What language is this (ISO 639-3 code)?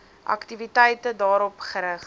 afr